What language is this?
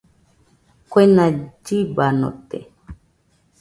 Nüpode Huitoto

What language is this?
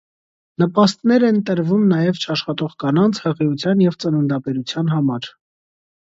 Armenian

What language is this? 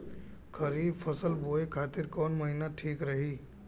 Bhojpuri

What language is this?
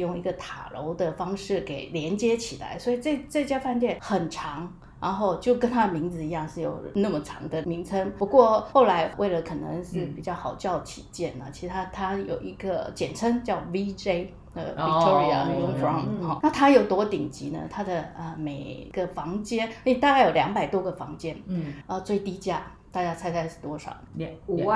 Chinese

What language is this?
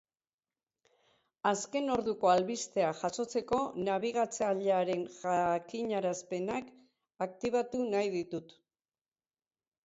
Basque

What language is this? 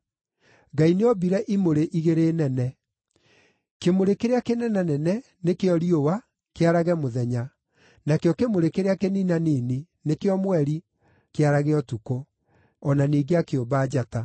Kikuyu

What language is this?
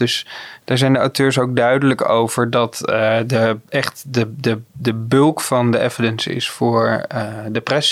Dutch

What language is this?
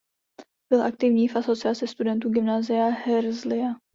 Czech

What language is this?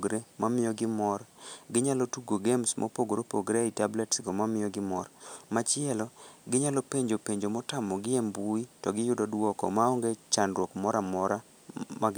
Luo (Kenya and Tanzania)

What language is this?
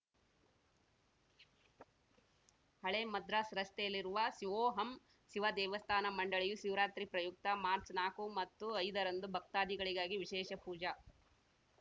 Kannada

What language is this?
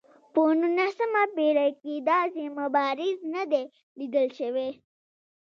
Pashto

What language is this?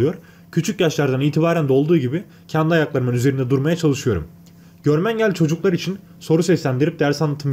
Turkish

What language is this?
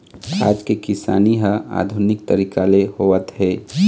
Chhattisgarhi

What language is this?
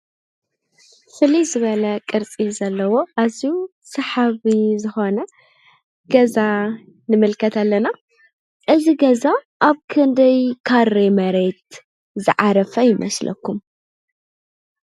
Tigrinya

